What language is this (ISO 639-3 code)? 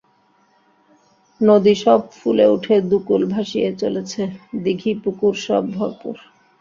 ben